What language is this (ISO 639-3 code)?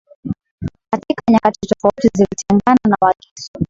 swa